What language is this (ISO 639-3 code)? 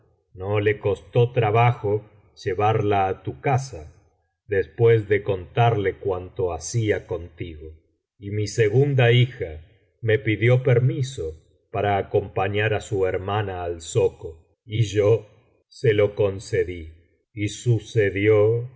spa